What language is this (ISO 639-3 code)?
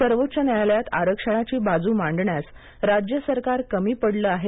mar